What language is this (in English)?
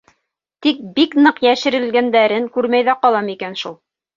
Bashkir